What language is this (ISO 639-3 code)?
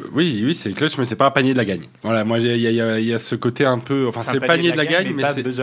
fra